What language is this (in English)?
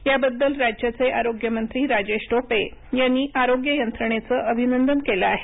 Marathi